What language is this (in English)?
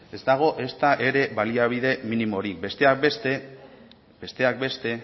Basque